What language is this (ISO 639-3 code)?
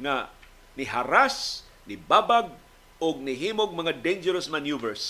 fil